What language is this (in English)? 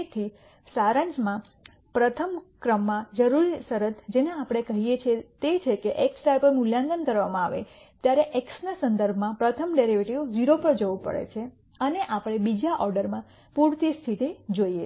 Gujarati